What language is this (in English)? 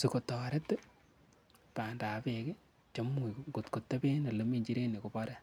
Kalenjin